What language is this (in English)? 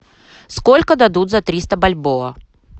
Russian